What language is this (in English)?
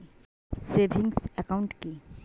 Bangla